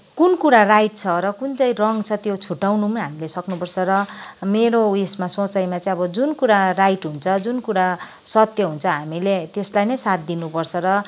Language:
Nepali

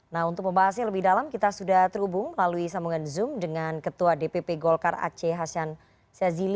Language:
Indonesian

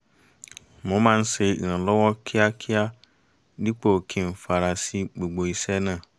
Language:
Yoruba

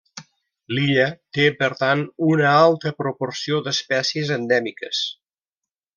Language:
Catalan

